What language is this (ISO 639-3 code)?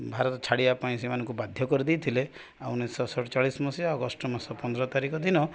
ori